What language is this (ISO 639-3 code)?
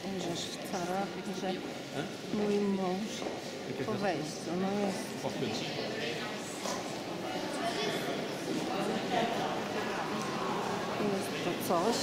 pol